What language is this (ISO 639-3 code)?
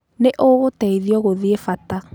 kik